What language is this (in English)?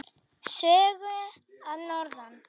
Icelandic